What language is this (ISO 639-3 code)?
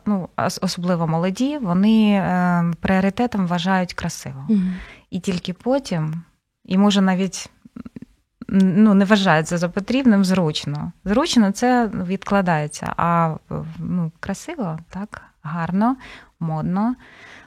ukr